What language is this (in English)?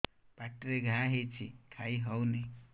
Odia